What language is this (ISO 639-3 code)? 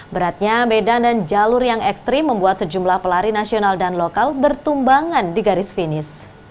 ind